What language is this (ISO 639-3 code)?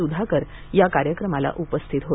mar